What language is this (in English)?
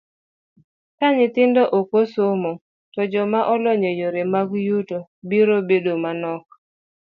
Luo (Kenya and Tanzania)